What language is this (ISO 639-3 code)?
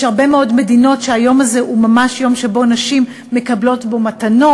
heb